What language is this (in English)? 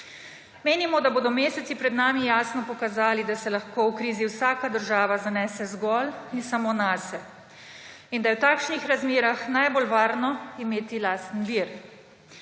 Slovenian